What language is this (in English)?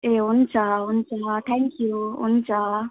Nepali